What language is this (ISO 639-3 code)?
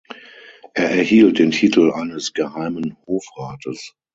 deu